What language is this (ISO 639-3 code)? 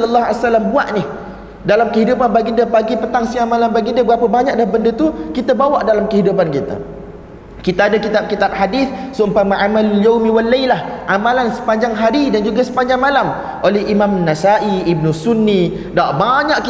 msa